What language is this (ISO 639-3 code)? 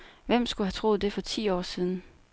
dan